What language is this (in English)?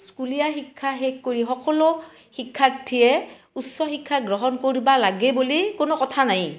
Assamese